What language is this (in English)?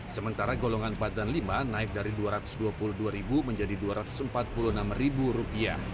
Indonesian